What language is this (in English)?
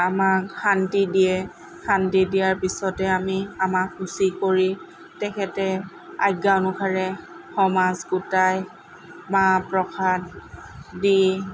Assamese